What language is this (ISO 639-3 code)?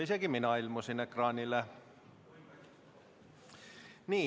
est